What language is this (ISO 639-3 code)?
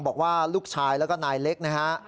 tha